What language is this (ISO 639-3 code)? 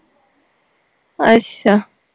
pan